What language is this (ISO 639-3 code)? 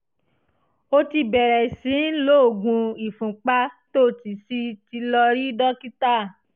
yor